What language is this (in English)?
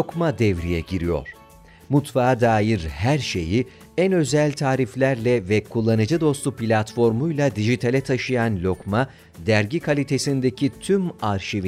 Turkish